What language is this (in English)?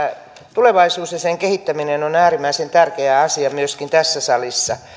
Finnish